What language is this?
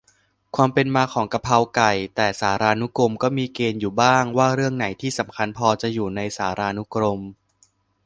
Thai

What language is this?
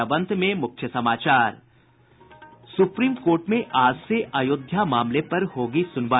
Hindi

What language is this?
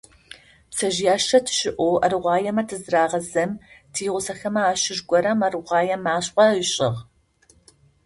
Adyghe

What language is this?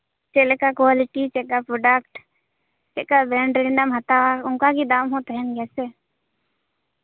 Santali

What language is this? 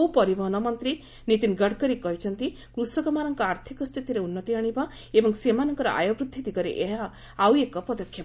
Odia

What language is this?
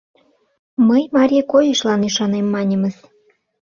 Mari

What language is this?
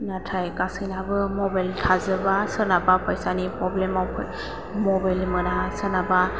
Bodo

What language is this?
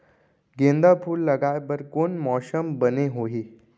Chhattisgarhi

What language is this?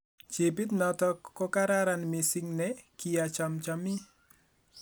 Kalenjin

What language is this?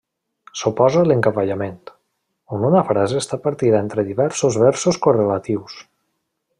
Catalan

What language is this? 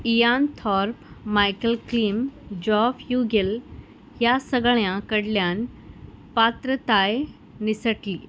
Konkani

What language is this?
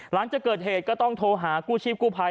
Thai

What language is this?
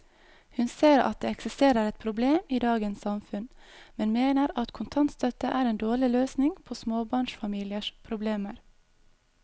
Norwegian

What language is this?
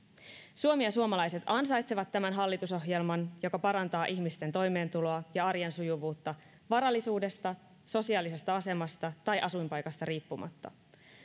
Finnish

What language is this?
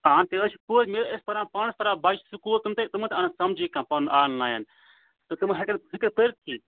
Kashmiri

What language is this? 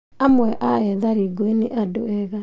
Kikuyu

